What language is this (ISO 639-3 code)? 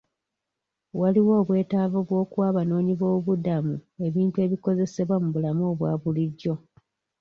lug